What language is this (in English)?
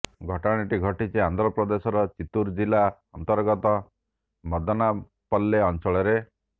Odia